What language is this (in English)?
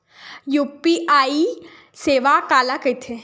Chhattisgarhi